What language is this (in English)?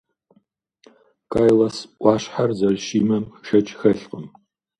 Kabardian